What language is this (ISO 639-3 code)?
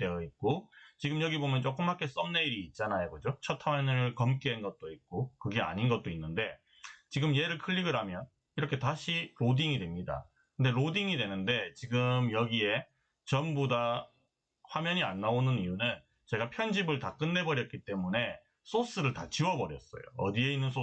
kor